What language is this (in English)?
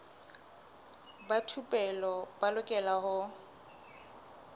Southern Sotho